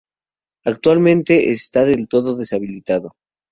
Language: Spanish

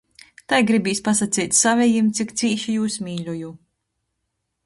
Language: Latgalian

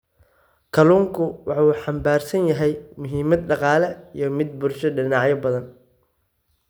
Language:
Somali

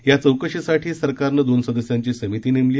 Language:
Marathi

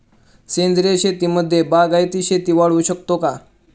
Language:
Marathi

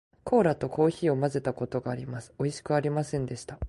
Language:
Japanese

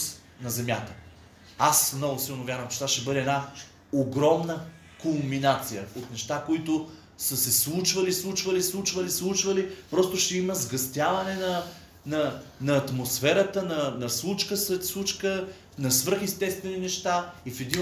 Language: Bulgarian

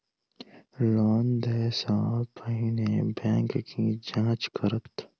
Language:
Maithili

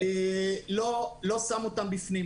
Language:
Hebrew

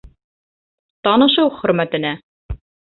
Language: Bashkir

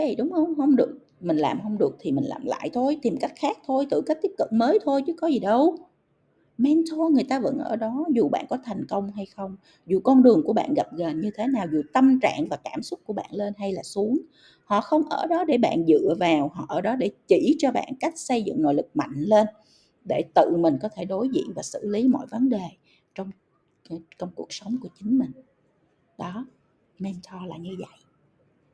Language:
Vietnamese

